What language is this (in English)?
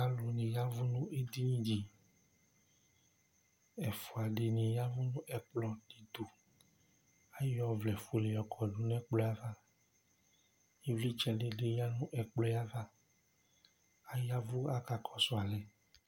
Ikposo